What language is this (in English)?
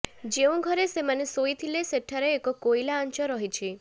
Odia